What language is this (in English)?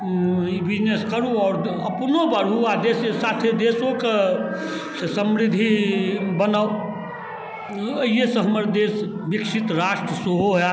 Maithili